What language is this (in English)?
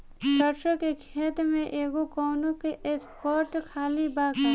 Bhojpuri